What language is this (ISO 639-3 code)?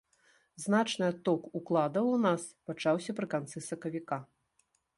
bel